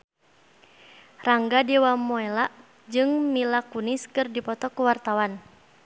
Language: Sundanese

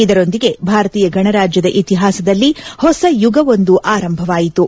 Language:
Kannada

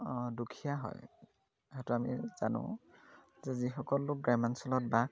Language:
Assamese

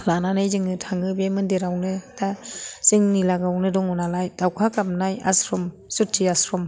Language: Bodo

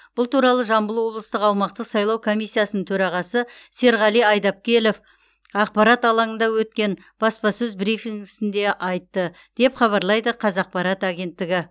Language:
Kazakh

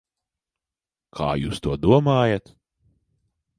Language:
Latvian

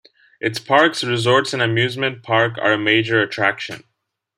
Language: English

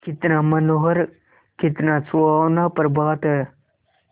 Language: Hindi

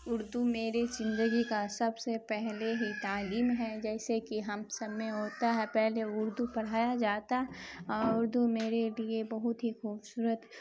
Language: Urdu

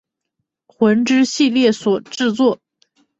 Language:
Chinese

